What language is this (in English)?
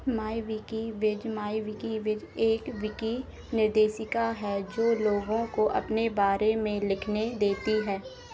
Hindi